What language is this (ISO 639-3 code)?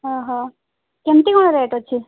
ori